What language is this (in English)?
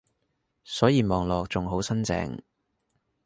Cantonese